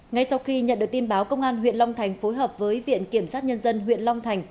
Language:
Vietnamese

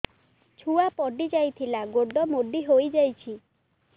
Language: Odia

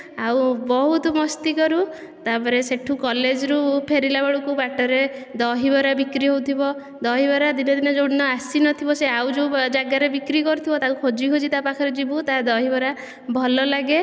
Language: Odia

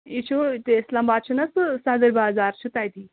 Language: Kashmiri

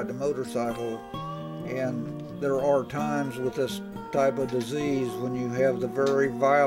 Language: English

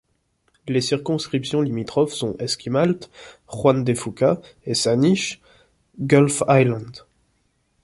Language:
French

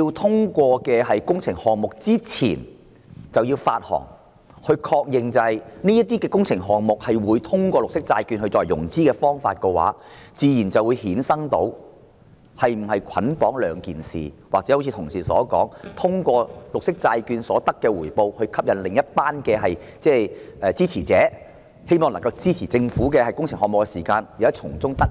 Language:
Cantonese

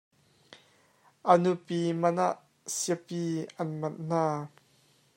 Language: Hakha Chin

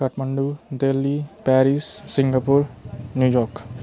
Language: Nepali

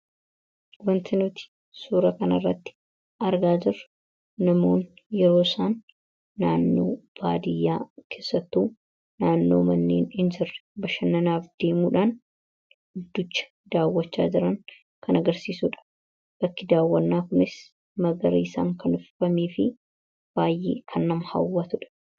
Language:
Oromo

